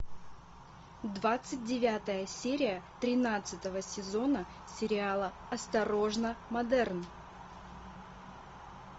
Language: Russian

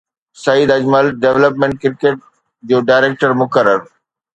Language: Sindhi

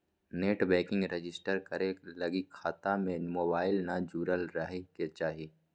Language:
Magahi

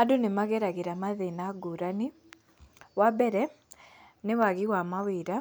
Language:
Kikuyu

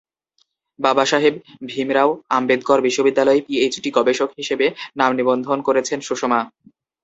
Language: Bangla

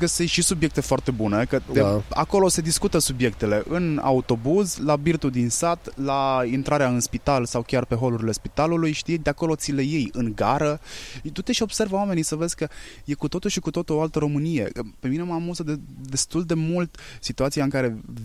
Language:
Romanian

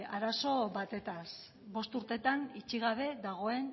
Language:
Basque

